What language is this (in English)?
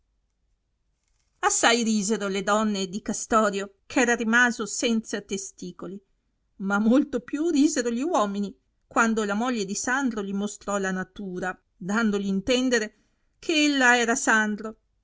Italian